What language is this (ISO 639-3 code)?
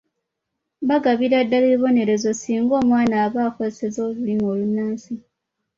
lug